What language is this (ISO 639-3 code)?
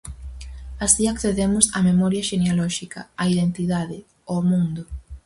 glg